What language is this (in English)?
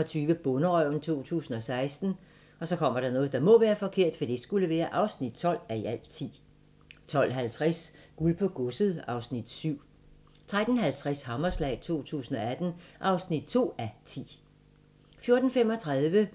Danish